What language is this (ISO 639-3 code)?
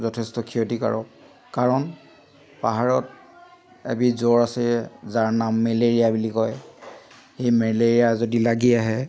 asm